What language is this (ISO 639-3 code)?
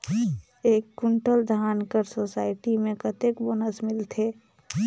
hne